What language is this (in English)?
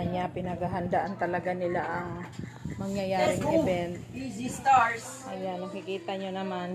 Filipino